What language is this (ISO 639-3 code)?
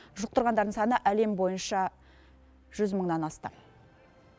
kaz